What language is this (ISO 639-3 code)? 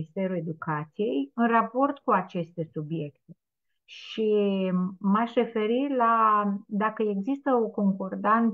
ron